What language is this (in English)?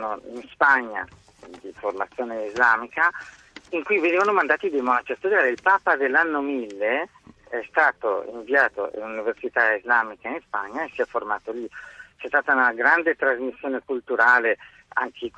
Italian